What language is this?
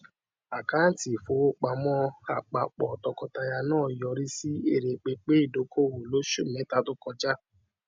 Yoruba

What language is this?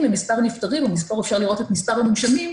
Hebrew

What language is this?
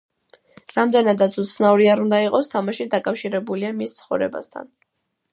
Georgian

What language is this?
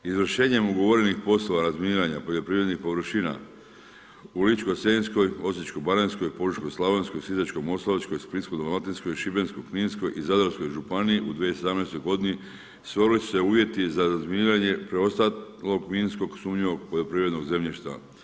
Croatian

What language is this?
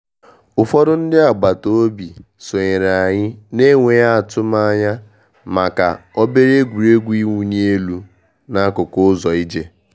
Igbo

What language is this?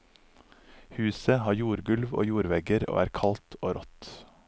Norwegian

